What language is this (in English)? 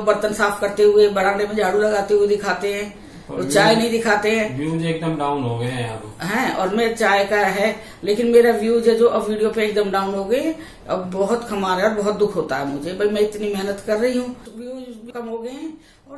Hindi